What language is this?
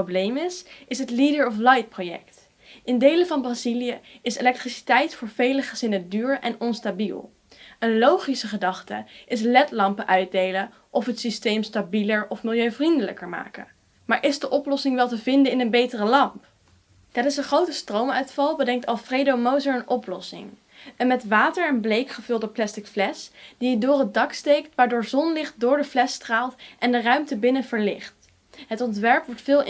Dutch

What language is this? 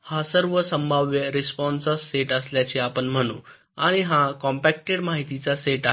Marathi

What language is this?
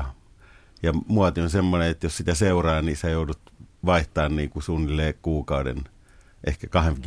Finnish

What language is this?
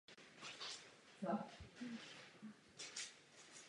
Czech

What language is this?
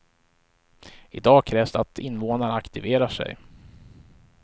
Swedish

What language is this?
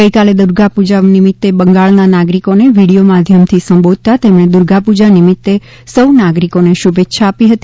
Gujarati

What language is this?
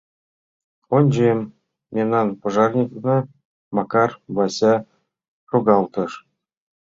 Mari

